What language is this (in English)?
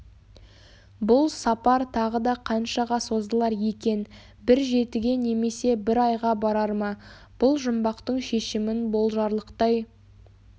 Kazakh